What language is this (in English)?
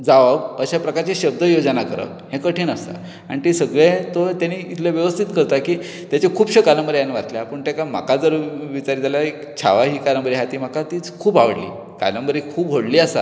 Konkani